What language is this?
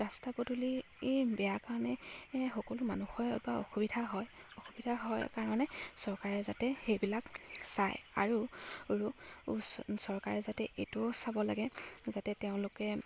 Assamese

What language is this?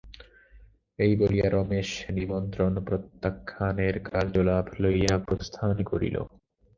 Bangla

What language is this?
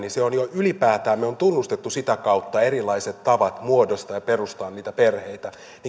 Finnish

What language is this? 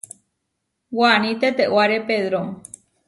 Huarijio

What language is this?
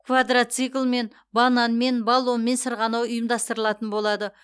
Kazakh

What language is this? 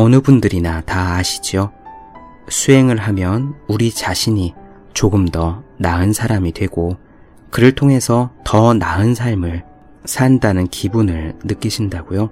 Korean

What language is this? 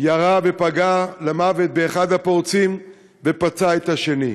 Hebrew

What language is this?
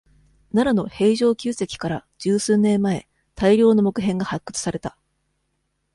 Japanese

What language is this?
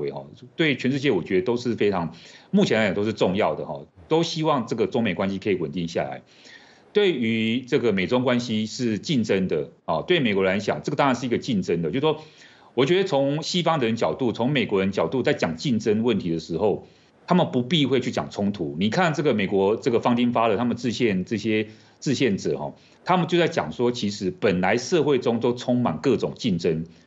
Chinese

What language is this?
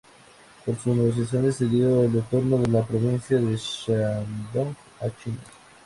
Spanish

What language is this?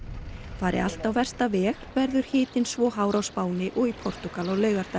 Icelandic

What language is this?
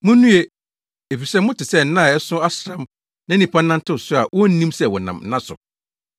Akan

